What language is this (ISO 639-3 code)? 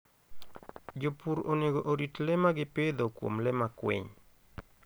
luo